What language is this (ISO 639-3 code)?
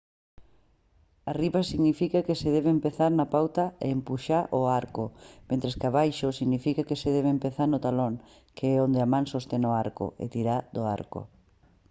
glg